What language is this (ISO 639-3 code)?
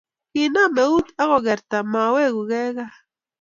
kln